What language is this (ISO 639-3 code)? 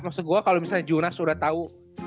ind